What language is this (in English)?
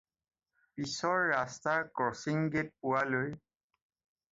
Assamese